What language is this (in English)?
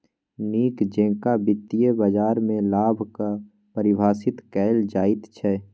Maithili